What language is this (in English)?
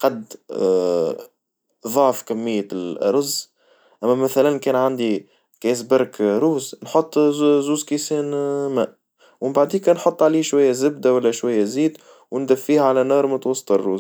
Tunisian Arabic